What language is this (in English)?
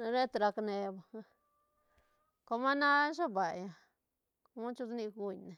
Santa Catarina Albarradas Zapotec